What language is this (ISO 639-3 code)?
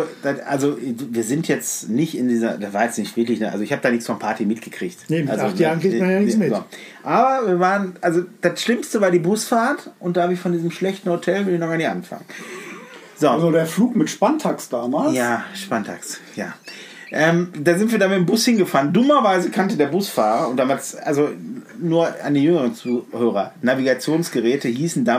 deu